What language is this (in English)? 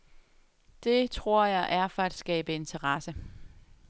Danish